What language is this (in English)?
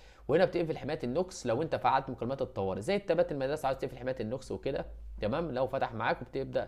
Arabic